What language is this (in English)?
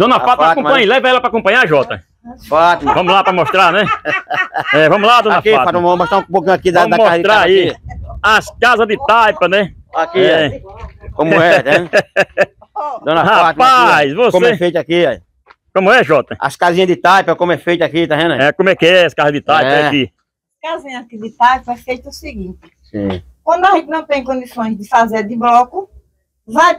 Portuguese